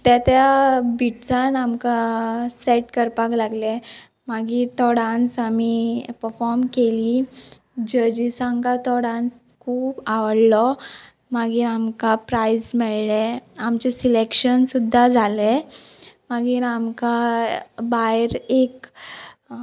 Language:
Konkani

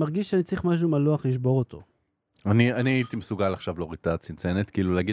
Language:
Hebrew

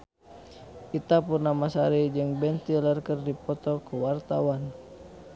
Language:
Sundanese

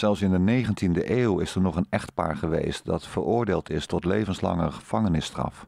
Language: Dutch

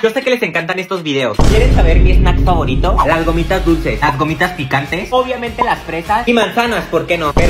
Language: Spanish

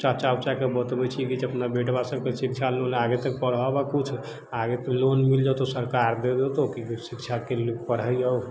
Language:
Maithili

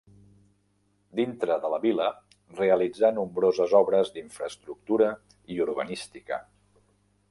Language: Catalan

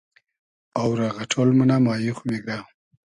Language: Hazaragi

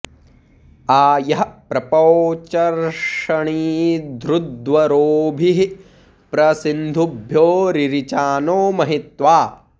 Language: Sanskrit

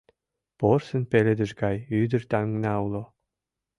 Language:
Mari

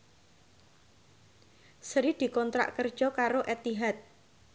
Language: Javanese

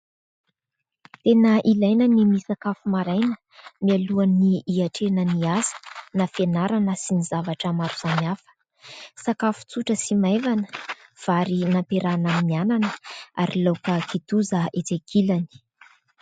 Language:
Malagasy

